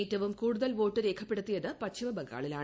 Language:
Malayalam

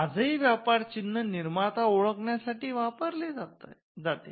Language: Marathi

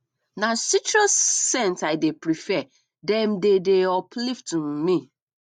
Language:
Nigerian Pidgin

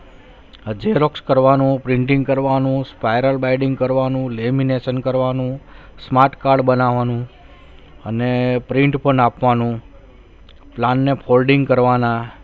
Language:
Gujarati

